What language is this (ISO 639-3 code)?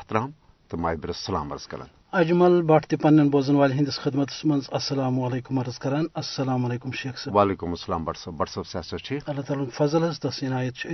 urd